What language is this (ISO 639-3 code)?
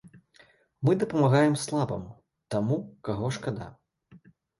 bel